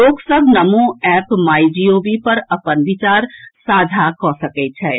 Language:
Maithili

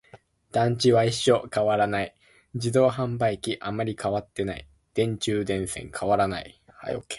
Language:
Japanese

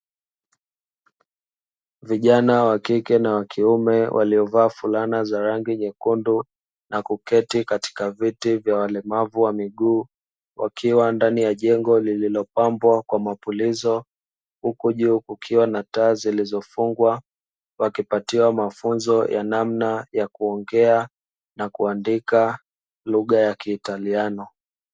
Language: Swahili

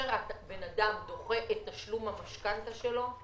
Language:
Hebrew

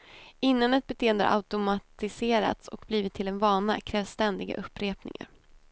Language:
Swedish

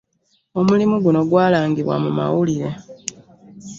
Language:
Ganda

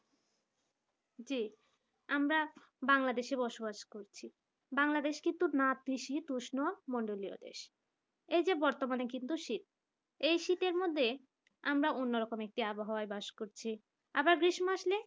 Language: Bangla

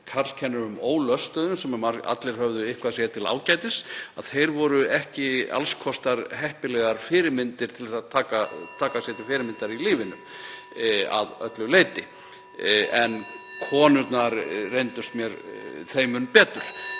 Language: Icelandic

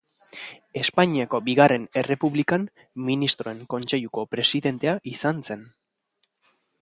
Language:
Basque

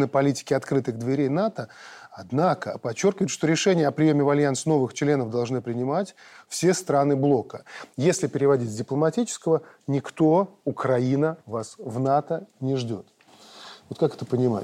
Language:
Russian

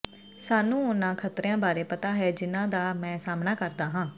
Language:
Punjabi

